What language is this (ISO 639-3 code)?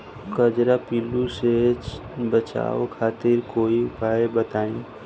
bho